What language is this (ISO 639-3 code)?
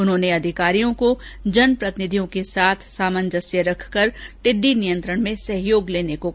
hin